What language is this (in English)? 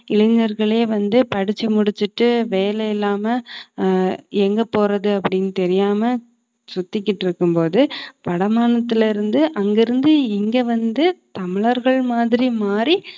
Tamil